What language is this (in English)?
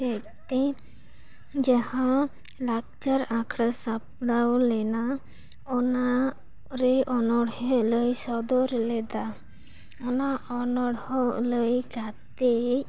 Santali